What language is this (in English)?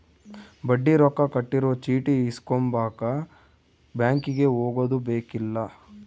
Kannada